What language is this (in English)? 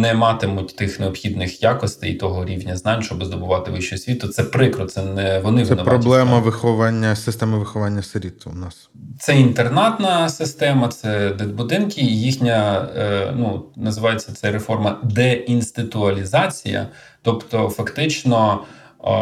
Ukrainian